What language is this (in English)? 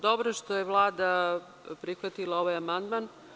Serbian